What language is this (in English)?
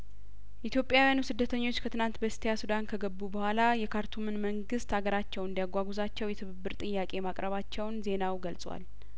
Amharic